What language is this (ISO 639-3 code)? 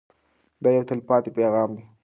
pus